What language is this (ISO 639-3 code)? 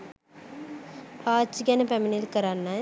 sin